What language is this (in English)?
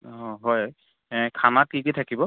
Assamese